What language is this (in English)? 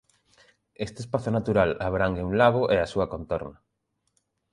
Galician